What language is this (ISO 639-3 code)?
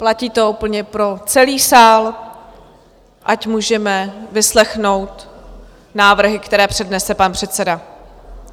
ces